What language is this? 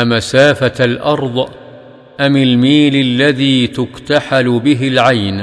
Arabic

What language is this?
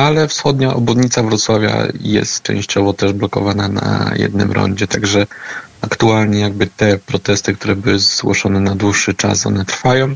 Polish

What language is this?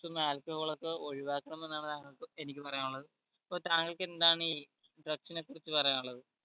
Malayalam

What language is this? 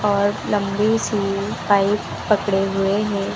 Hindi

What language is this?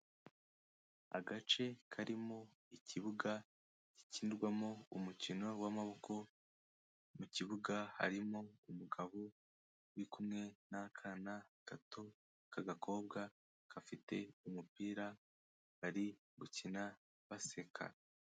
Kinyarwanda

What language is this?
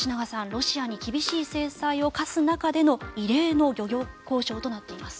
Japanese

